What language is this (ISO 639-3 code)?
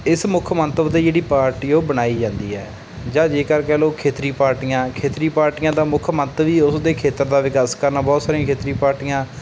pan